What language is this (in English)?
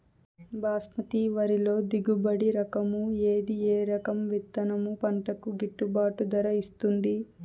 Telugu